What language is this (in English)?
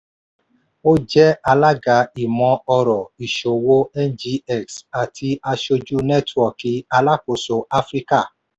Yoruba